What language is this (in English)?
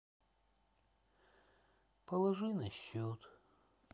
Russian